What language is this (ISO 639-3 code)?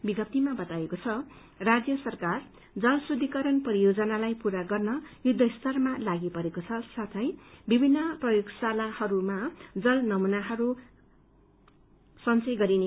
nep